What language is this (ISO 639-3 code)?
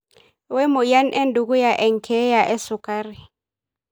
mas